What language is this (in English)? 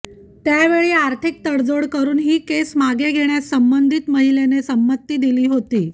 Marathi